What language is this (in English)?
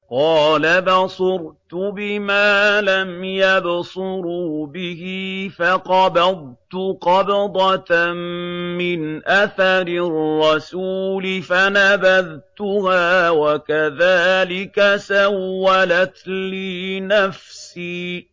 Arabic